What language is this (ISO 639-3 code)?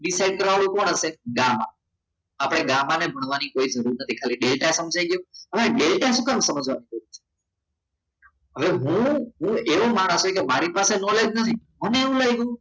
guj